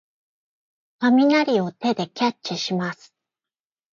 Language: Japanese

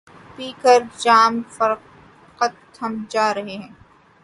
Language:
Urdu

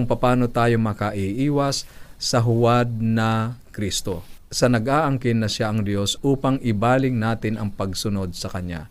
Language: Filipino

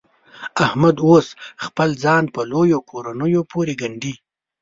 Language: Pashto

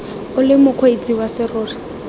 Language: Tswana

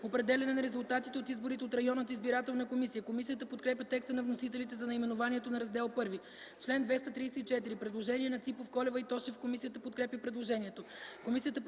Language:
Bulgarian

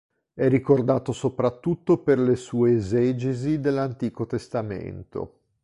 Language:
Italian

